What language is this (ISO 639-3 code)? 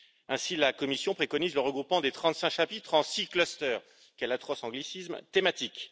fra